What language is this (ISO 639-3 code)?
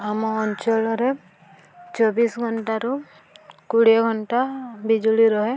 ori